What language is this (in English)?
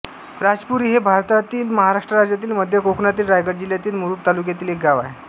Marathi